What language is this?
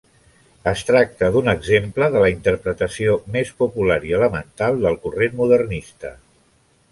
Catalan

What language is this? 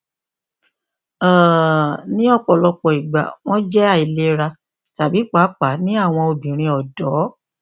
Yoruba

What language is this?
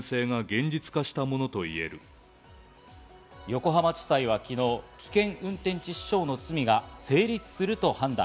Japanese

